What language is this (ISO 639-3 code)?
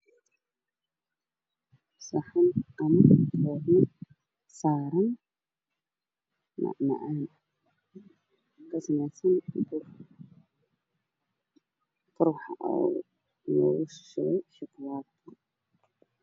som